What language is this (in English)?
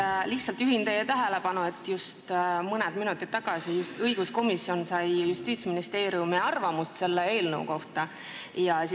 Estonian